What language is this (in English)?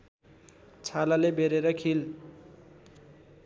Nepali